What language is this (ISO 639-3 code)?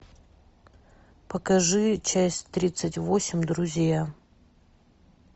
rus